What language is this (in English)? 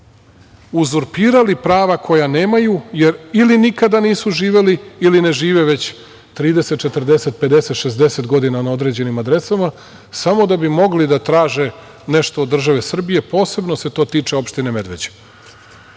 Serbian